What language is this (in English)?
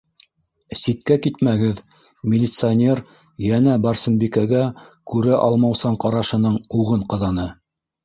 Bashkir